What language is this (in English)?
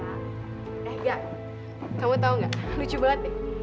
Indonesian